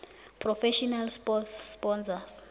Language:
South Ndebele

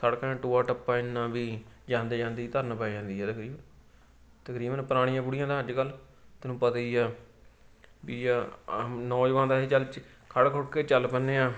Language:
Punjabi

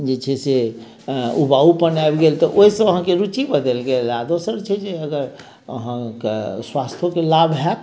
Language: Maithili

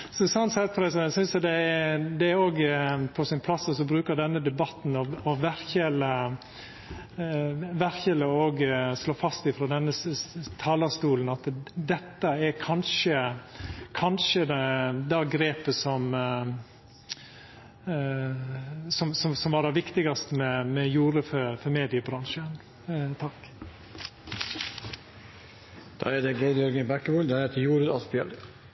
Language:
Norwegian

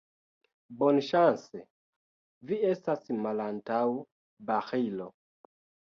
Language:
Esperanto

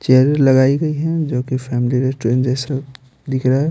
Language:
Hindi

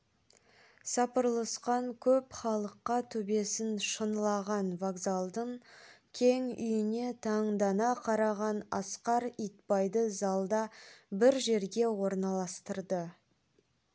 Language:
Kazakh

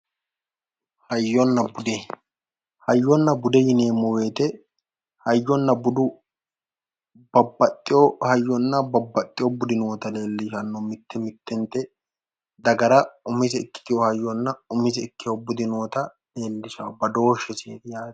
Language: Sidamo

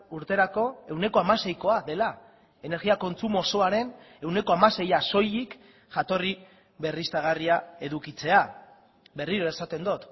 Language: Basque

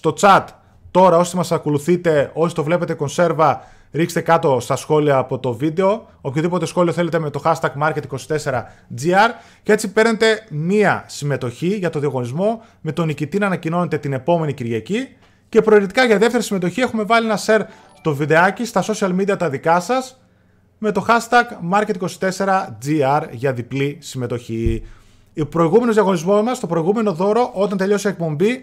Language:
Greek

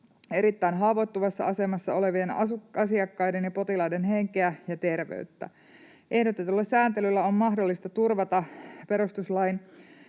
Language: Finnish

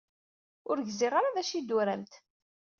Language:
Kabyle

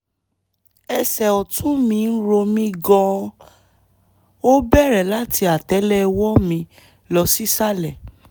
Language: Yoruba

